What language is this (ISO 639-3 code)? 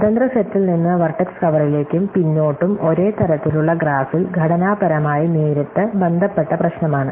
mal